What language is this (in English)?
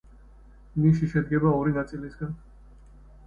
Georgian